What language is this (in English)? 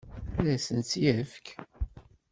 Kabyle